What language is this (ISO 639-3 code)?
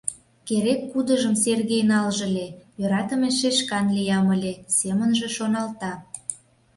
chm